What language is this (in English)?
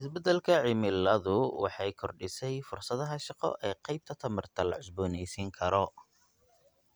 Somali